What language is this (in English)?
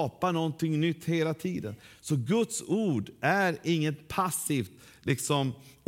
Swedish